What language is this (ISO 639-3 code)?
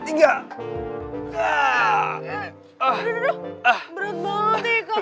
ind